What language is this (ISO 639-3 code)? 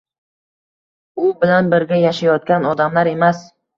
uzb